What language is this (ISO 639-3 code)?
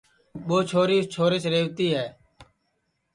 ssi